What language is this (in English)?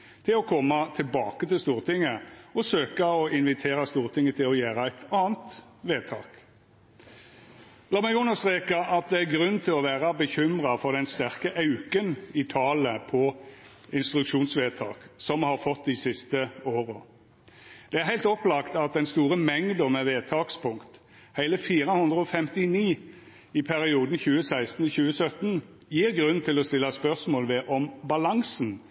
Norwegian Nynorsk